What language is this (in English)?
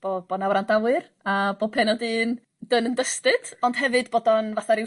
Welsh